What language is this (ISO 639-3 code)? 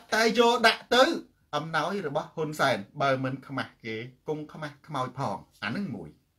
tha